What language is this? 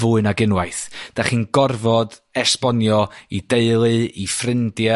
Welsh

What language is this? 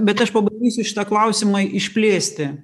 Lithuanian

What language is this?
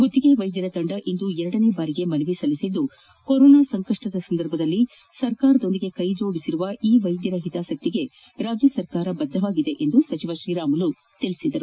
Kannada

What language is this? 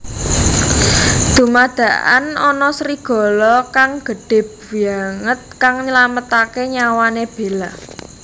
Javanese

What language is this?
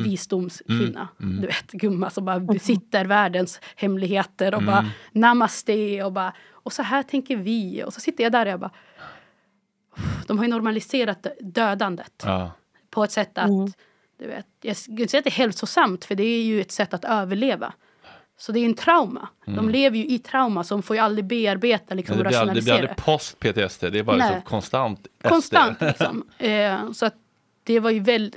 Swedish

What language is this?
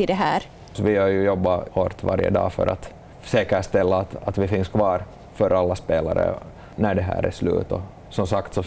Swedish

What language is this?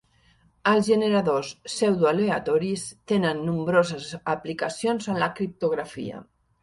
Catalan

